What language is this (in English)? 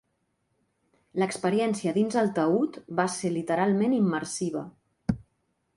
Catalan